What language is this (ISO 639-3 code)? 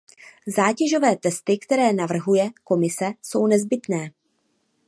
ces